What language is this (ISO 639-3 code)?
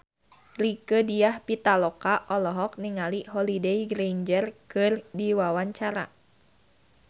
sun